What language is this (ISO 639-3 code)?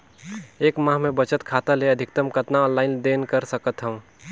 hne